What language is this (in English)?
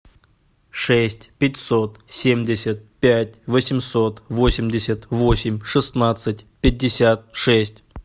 Russian